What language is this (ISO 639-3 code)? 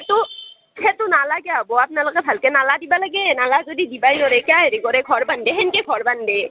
asm